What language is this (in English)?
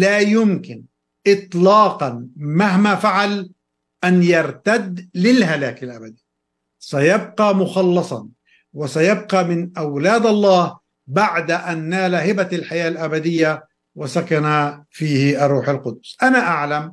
Arabic